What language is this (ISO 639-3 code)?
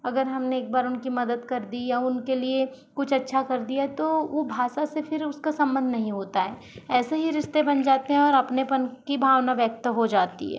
hin